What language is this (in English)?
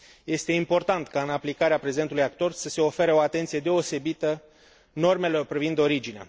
Romanian